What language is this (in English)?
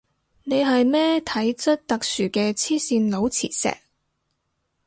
Cantonese